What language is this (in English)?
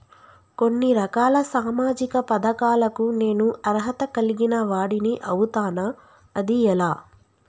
Telugu